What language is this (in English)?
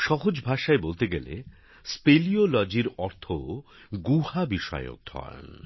Bangla